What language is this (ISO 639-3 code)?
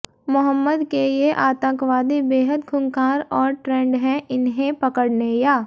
hin